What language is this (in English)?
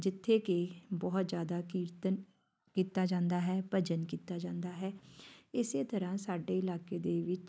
Punjabi